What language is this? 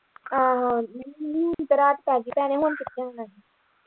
Punjabi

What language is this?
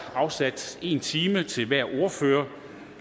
Danish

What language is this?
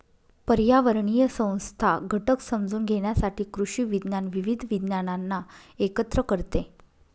Marathi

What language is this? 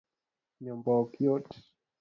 Luo (Kenya and Tanzania)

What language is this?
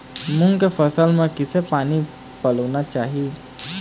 Chhattisgarhi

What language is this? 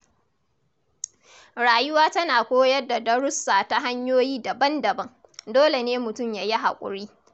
Hausa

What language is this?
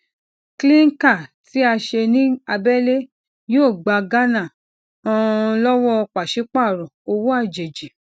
Yoruba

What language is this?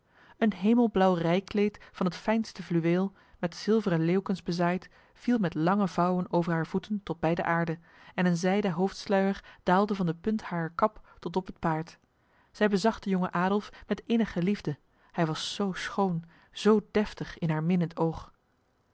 Dutch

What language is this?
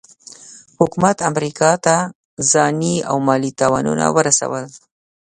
Pashto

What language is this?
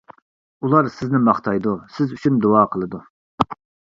Uyghur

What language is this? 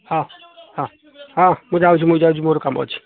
Odia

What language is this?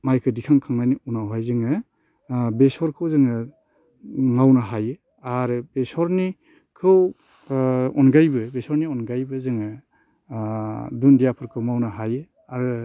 Bodo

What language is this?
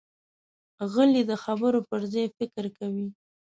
Pashto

